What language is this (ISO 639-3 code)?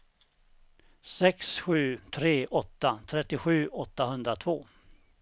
swe